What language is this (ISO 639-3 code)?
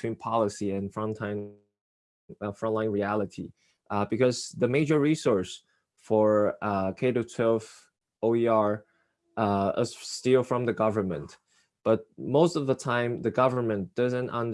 eng